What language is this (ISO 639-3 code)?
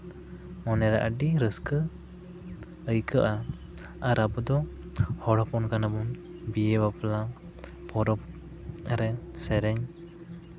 sat